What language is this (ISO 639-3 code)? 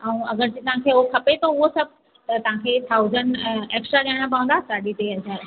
snd